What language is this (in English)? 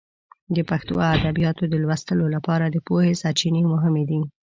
Pashto